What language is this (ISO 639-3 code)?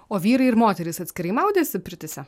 lit